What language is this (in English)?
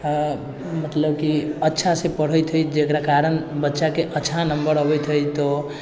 Maithili